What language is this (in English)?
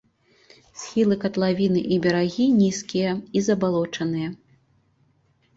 Belarusian